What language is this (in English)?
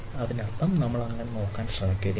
Malayalam